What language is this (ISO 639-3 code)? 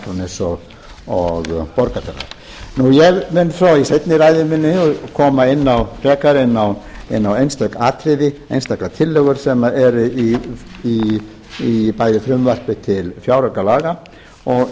isl